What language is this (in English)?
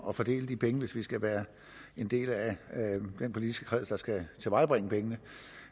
Danish